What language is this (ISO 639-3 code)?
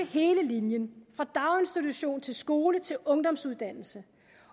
dan